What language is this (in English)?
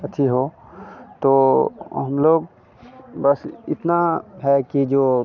Hindi